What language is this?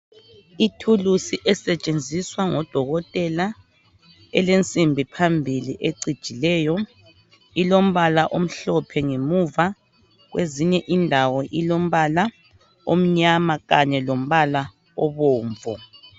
North Ndebele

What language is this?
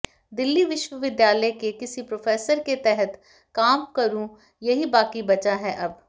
Hindi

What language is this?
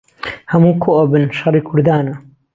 Central Kurdish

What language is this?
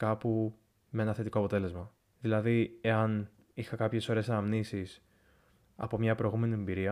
Greek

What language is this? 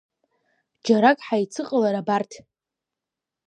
Abkhazian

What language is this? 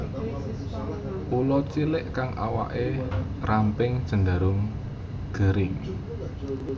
Javanese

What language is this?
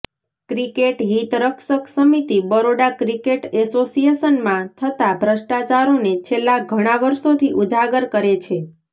Gujarati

